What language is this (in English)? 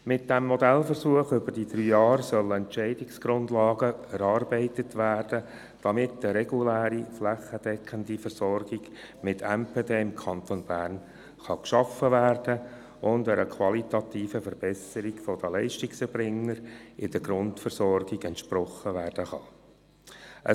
Swiss German